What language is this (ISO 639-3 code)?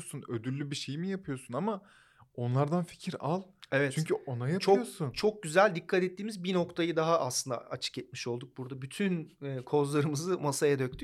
tur